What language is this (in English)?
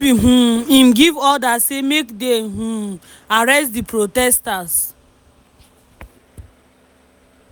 Nigerian Pidgin